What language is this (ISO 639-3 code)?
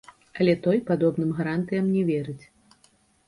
bel